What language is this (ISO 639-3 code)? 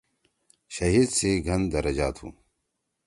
trw